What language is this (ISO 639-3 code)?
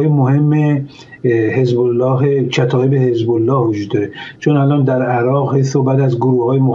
fas